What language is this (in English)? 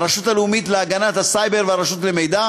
Hebrew